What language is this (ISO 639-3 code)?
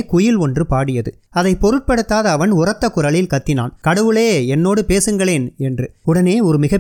tam